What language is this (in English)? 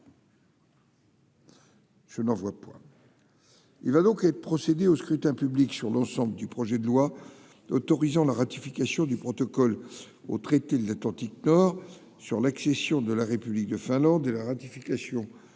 French